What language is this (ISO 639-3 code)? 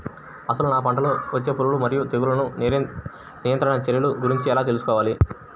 tel